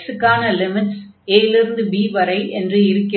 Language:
Tamil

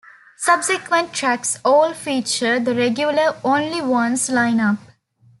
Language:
English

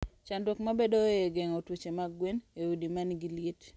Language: Luo (Kenya and Tanzania)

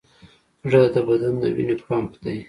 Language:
Pashto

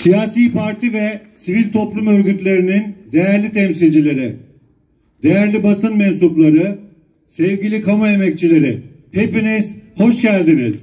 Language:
Turkish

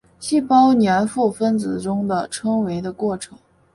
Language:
Chinese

